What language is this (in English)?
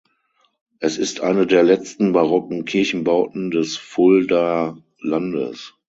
German